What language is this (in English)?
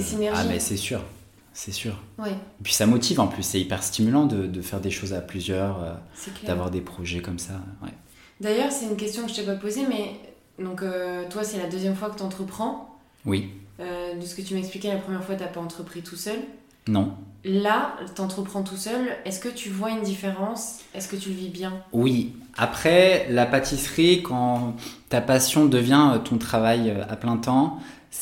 French